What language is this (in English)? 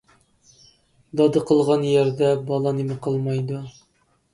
Uyghur